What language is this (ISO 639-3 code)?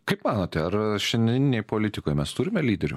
lit